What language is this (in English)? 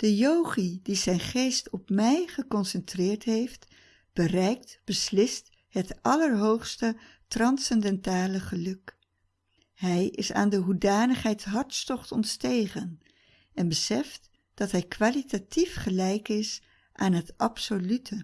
Dutch